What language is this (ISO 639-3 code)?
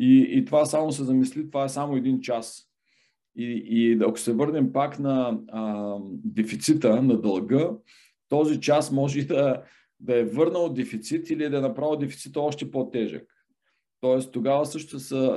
bul